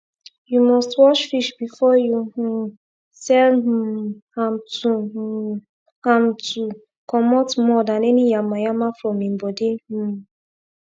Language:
Nigerian Pidgin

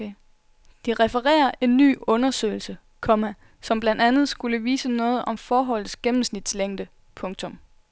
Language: Danish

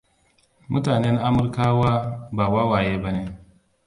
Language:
Hausa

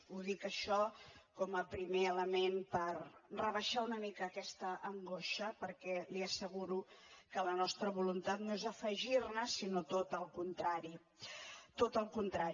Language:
Catalan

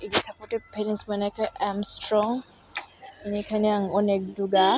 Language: Bodo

